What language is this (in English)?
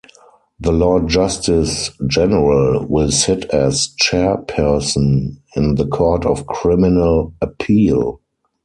English